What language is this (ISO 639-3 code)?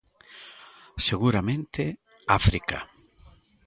glg